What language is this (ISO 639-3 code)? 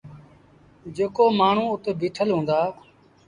sbn